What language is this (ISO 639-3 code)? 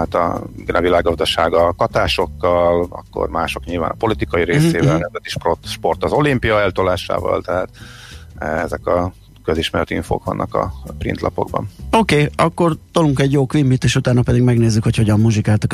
hun